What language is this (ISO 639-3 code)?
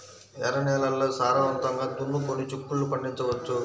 tel